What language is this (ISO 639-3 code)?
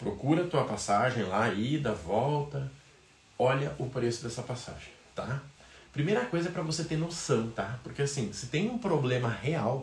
por